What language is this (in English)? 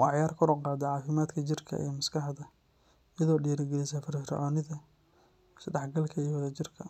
Somali